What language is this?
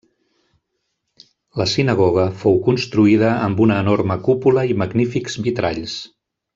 Catalan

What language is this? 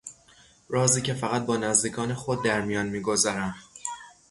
Persian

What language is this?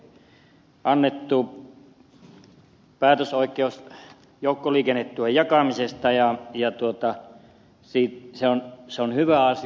Finnish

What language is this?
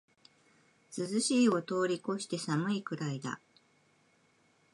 Japanese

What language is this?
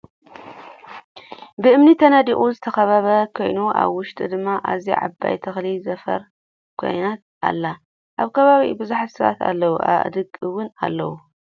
Tigrinya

